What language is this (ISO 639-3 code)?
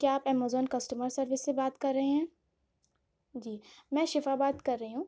urd